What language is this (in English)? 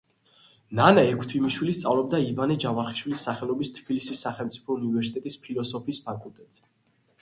Georgian